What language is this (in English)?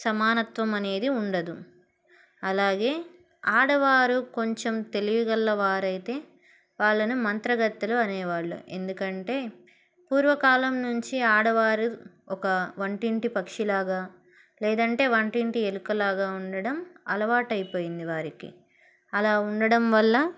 Telugu